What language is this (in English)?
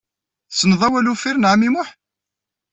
Kabyle